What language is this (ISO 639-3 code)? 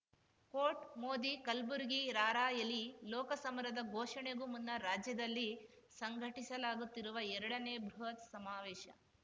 kan